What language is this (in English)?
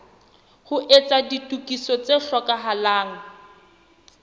Southern Sotho